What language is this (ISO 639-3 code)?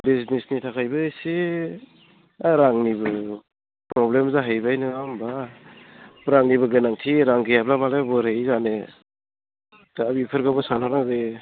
brx